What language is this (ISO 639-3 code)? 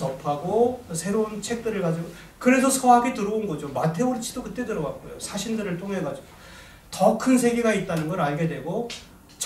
kor